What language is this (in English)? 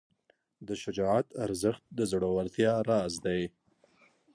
Pashto